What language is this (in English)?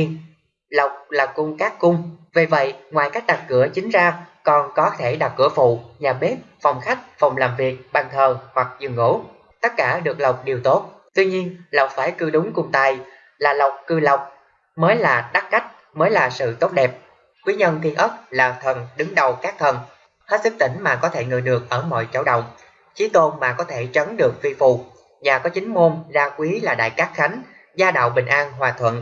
Vietnamese